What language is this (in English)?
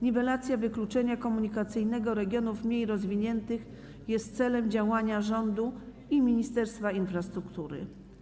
Polish